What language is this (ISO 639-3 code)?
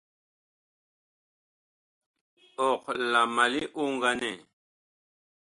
bkh